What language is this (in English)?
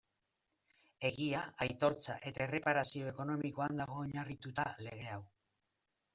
Basque